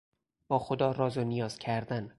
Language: Persian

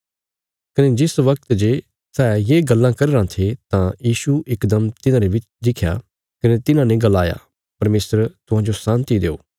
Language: Bilaspuri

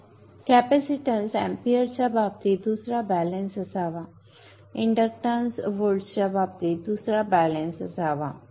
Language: Marathi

